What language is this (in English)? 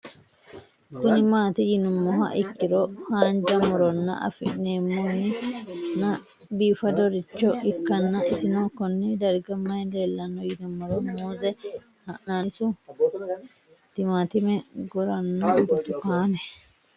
Sidamo